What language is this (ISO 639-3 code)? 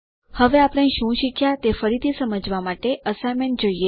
guj